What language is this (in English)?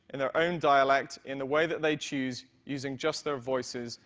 English